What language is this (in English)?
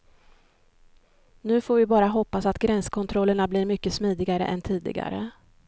Swedish